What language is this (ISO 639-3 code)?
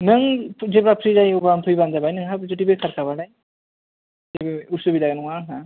brx